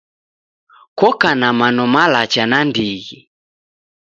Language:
Taita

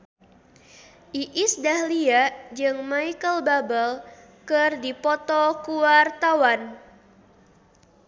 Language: Sundanese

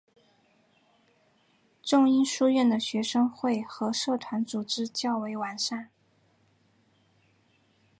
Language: Chinese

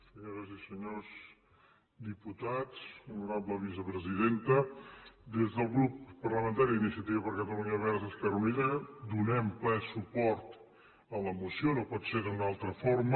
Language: Catalan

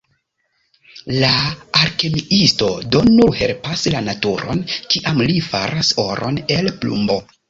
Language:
Esperanto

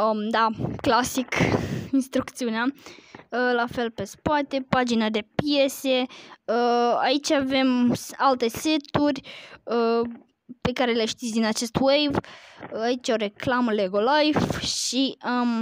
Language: Romanian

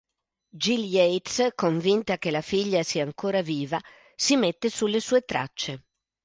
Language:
Italian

